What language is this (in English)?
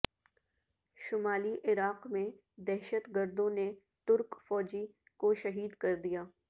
Urdu